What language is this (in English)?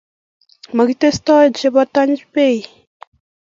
Kalenjin